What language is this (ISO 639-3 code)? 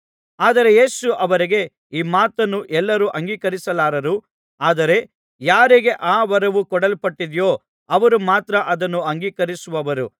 kan